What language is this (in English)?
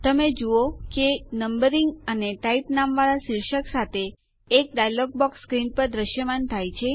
Gujarati